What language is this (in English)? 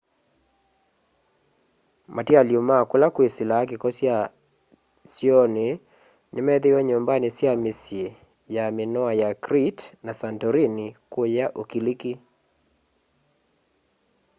Kamba